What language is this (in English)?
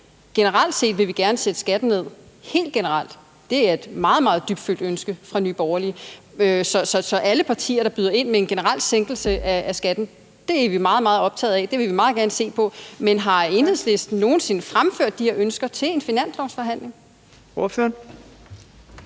Danish